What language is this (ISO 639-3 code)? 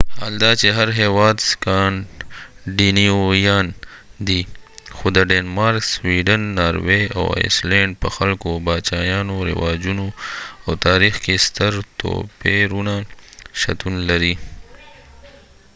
pus